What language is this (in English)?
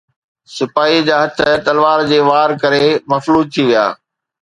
Sindhi